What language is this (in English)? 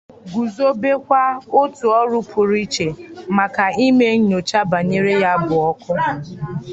Igbo